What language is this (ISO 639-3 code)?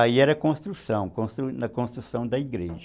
por